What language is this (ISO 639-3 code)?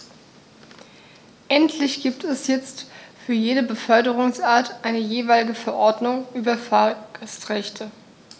deu